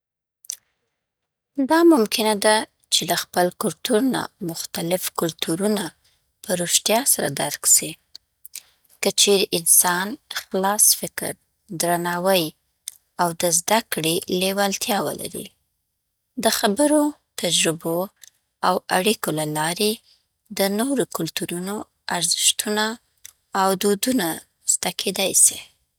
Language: Southern Pashto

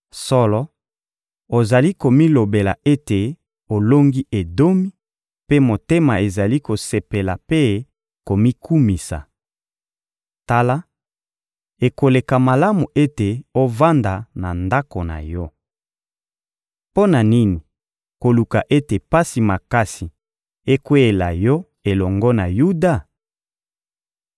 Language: Lingala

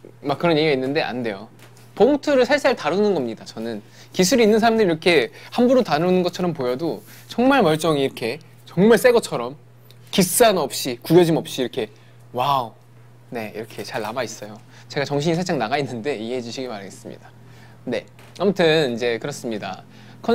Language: Korean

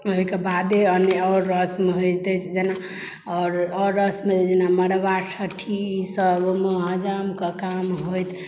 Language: Maithili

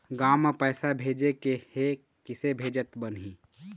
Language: Chhattisgarhi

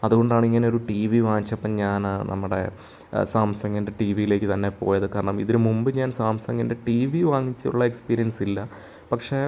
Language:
Malayalam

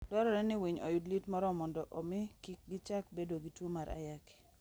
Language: Luo (Kenya and Tanzania)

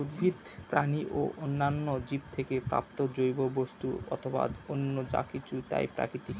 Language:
Bangla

